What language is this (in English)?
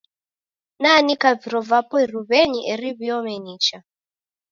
Taita